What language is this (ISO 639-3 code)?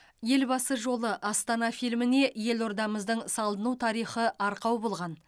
kaz